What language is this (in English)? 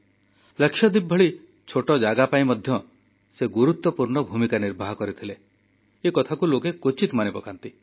Odia